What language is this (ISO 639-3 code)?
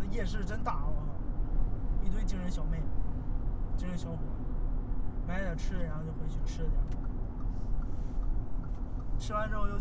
zho